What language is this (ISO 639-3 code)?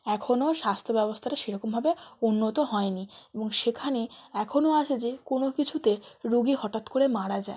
ben